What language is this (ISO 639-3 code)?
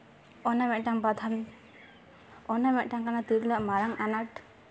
sat